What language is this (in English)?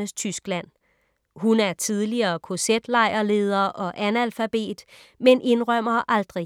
Danish